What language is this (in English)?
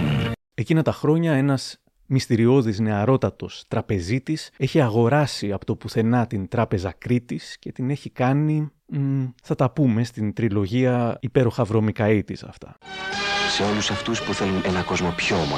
Greek